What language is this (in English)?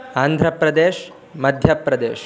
Sanskrit